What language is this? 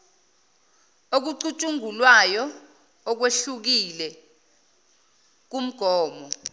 Zulu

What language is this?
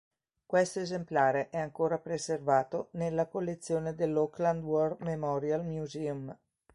Italian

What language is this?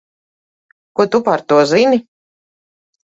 Latvian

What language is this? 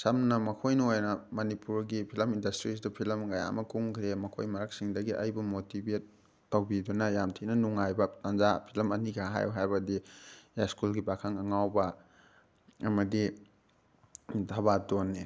Manipuri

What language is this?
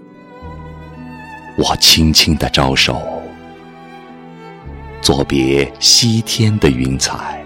Chinese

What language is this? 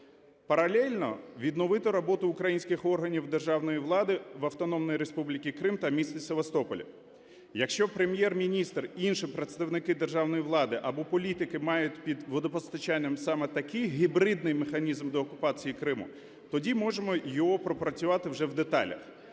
Ukrainian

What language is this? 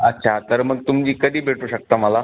Marathi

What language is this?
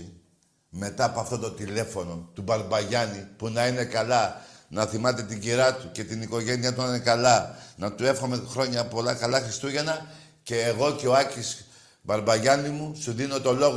Greek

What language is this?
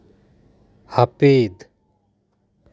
Santali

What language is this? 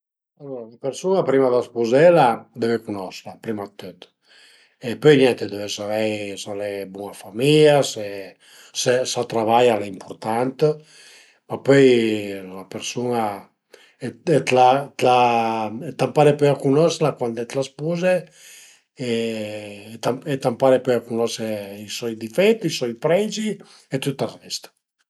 Piedmontese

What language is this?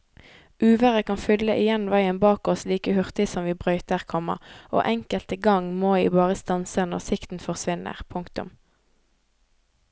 Norwegian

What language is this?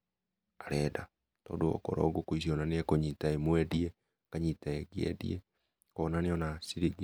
Kikuyu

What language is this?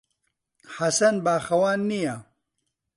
Central Kurdish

